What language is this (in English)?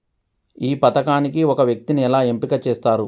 Telugu